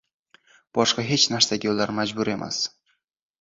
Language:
Uzbek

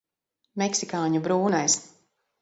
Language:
Latvian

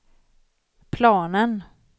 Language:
Swedish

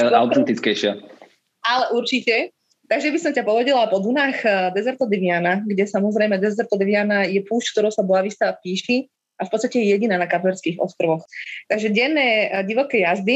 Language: Slovak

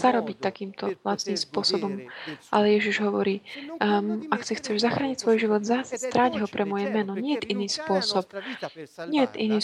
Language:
Slovak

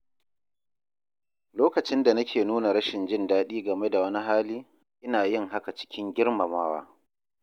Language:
Hausa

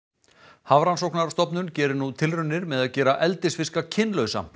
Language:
Icelandic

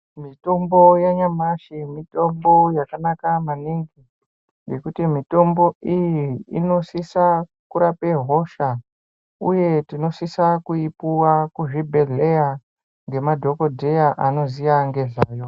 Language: Ndau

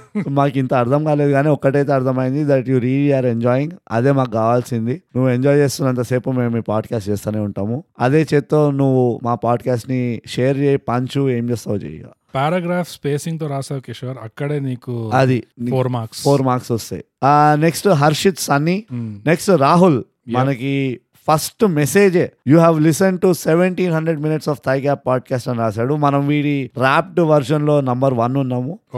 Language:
Telugu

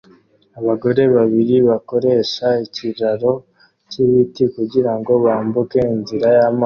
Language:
Kinyarwanda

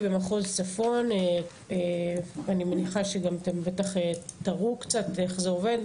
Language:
Hebrew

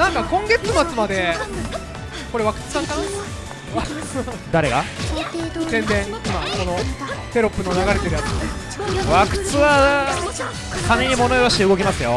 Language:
Japanese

